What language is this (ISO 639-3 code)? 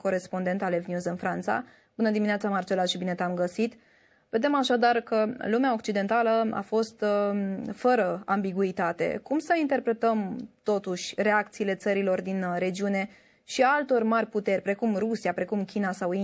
ron